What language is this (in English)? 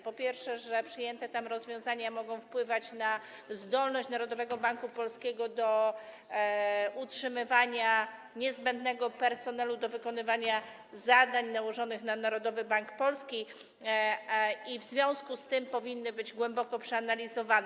Polish